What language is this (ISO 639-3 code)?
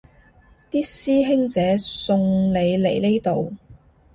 yue